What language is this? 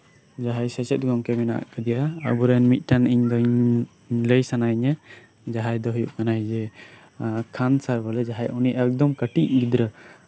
Santali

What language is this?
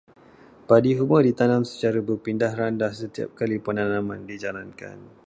Malay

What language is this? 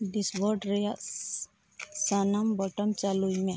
Santali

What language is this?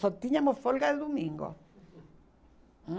Portuguese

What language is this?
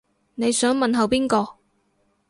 Cantonese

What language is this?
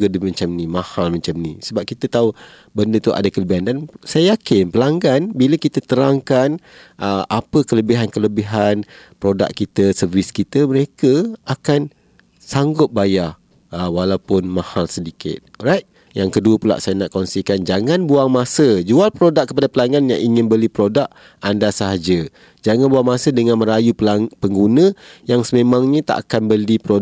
Malay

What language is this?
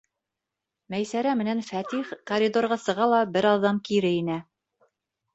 Bashkir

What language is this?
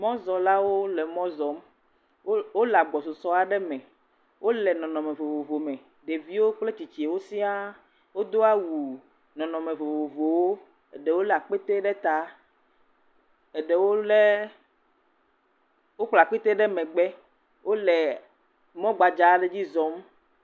Ewe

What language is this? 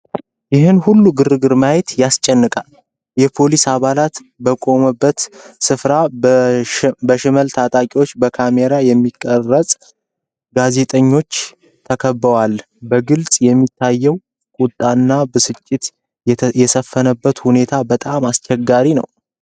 Amharic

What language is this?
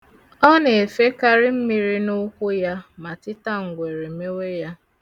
Igbo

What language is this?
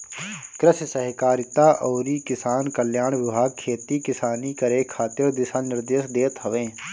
Bhojpuri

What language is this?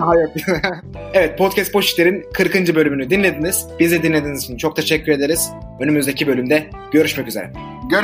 Turkish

